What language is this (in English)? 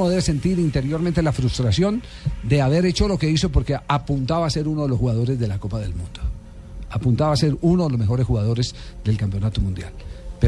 Spanish